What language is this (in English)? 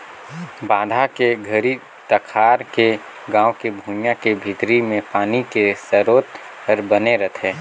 Chhattisgarhi